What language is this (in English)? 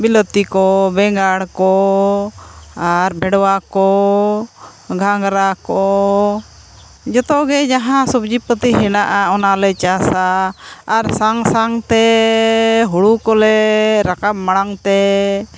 Santali